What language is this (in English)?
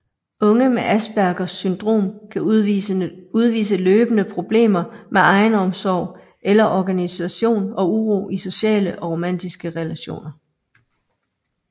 Danish